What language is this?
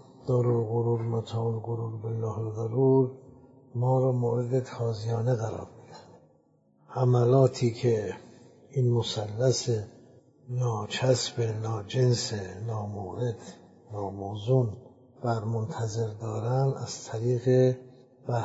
Persian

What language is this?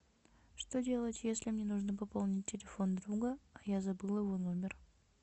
Russian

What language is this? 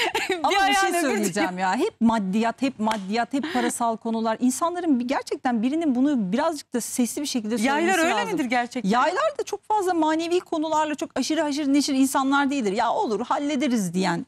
Turkish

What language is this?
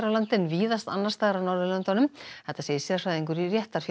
Icelandic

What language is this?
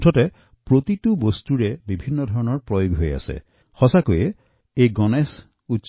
Assamese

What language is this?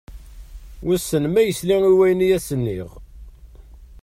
Kabyle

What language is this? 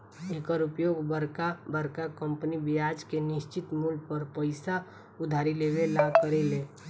Bhojpuri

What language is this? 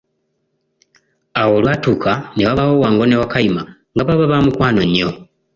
Ganda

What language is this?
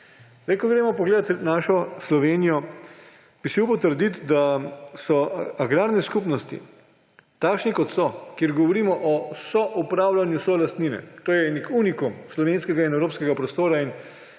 Slovenian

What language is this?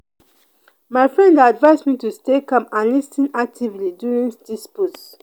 Nigerian Pidgin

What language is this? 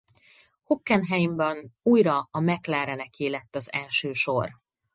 Hungarian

